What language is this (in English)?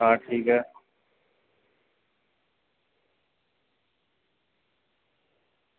Dogri